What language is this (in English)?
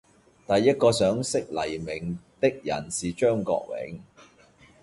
Cantonese